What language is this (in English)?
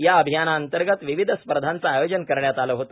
Marathi